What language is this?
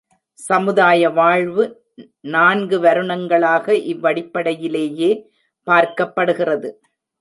Tamil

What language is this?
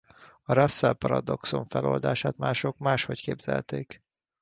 Hungarian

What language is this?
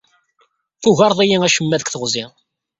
Kabyle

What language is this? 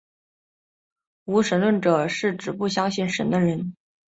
Chinese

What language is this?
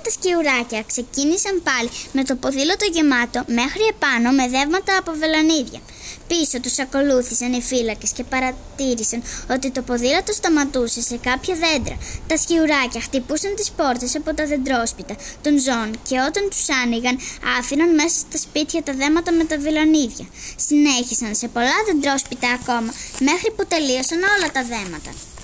Greek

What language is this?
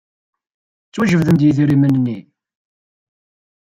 Kabyle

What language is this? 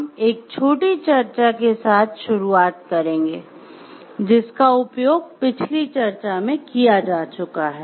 Hindi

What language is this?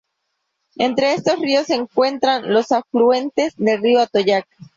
Spanish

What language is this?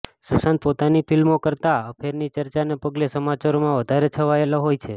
Gujarati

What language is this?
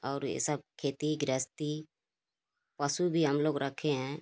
Hindi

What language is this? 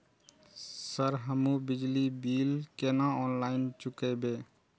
Maithili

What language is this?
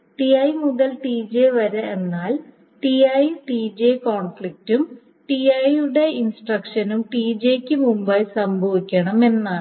Malayalam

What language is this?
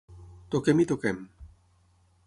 Catalan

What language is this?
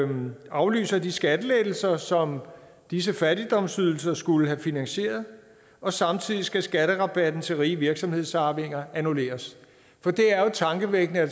Danish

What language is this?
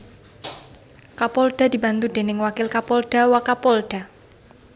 Javanese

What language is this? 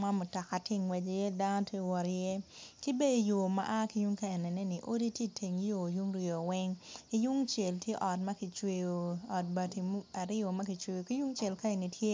Acoli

